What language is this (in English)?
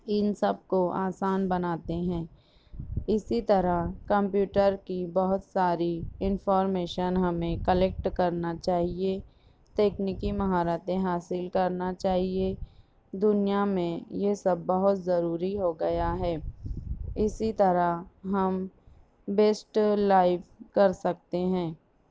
Urdu